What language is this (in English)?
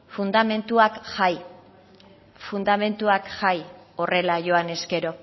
Basque